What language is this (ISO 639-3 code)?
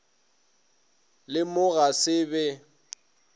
nso